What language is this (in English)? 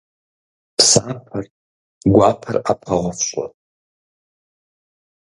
Kabardian